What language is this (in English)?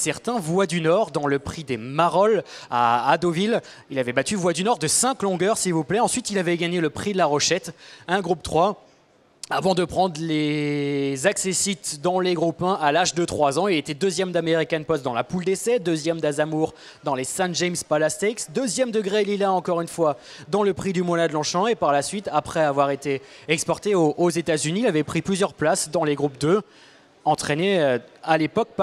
French